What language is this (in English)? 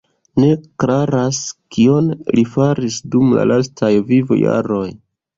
Esperanto